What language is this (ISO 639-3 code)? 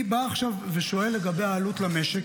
heb